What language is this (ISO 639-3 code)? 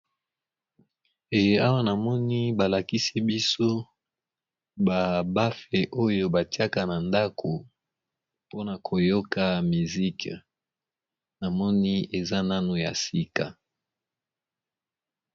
lin